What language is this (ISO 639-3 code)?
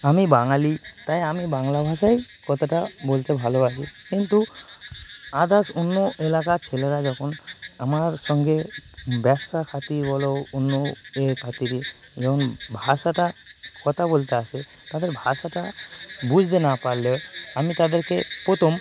ben